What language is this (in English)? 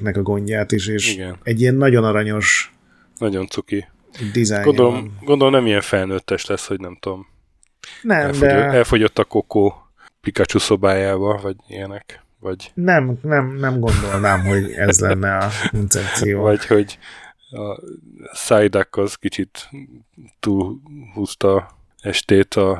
Hungarian